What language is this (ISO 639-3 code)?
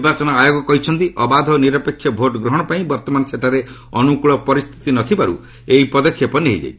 ori